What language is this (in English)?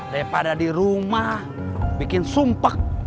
Indonesian